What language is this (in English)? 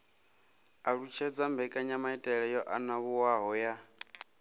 Venda